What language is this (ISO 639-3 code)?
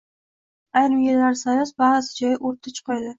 uzb